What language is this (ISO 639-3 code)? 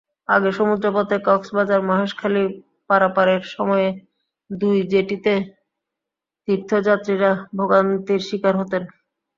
ben